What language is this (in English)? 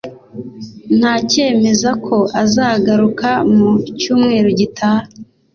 Kinyarwanda